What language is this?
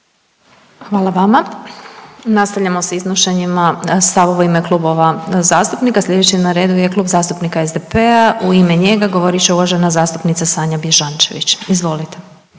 Croatian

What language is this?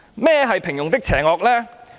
Cantonese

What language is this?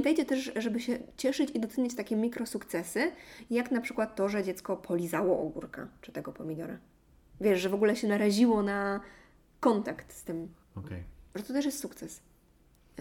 Polish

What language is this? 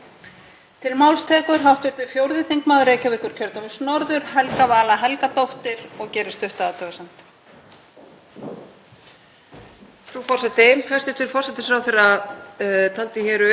Icelandic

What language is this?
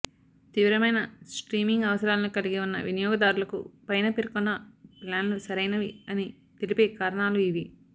Telugu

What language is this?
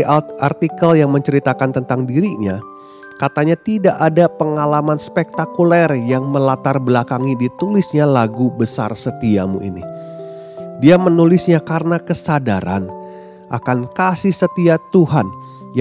Indonesian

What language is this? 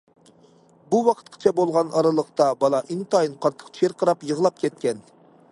Uyghur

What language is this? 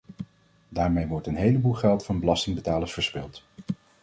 Dutch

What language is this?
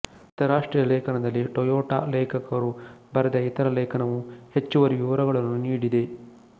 Kannada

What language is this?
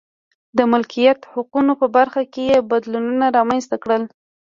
Pashto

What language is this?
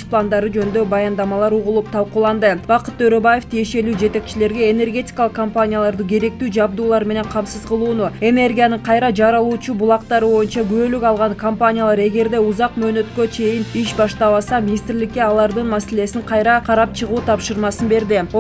Turkish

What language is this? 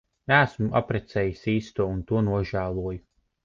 Latvian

